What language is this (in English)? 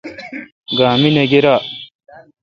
Kalkoti